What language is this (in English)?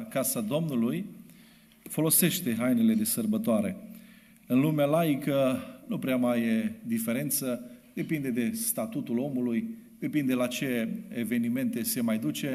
Romanian